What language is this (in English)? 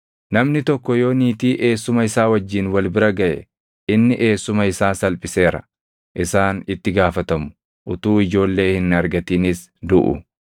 Oromo